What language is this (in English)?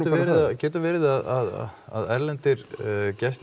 Icelandic